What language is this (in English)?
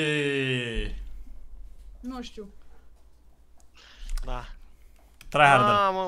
Romanian